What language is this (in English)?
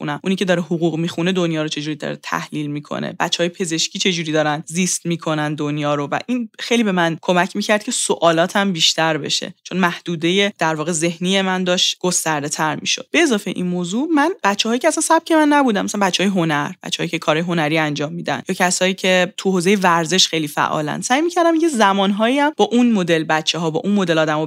Persian